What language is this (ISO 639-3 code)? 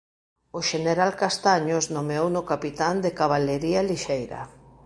glg